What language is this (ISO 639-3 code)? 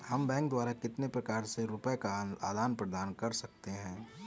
hin